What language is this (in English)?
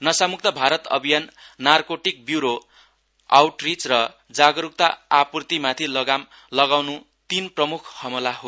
Nepali